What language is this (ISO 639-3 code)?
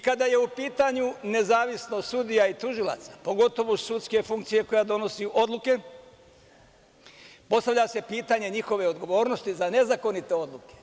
srp